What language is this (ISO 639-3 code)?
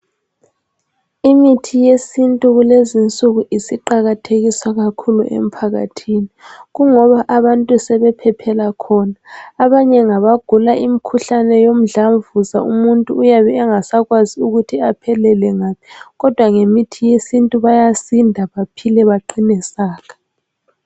nde